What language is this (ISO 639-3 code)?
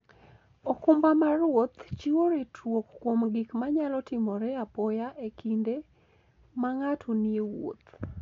luo